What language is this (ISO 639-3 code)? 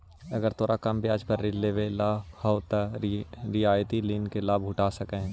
mag